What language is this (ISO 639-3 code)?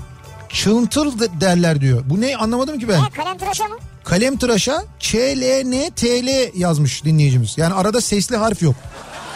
tur